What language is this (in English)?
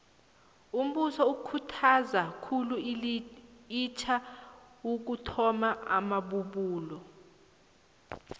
South Ndebele